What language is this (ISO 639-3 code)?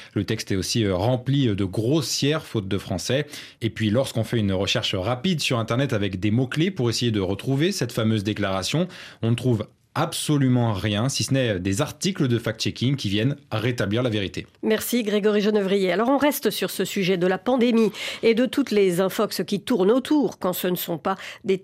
fra